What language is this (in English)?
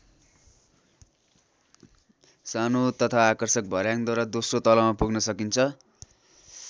Nepali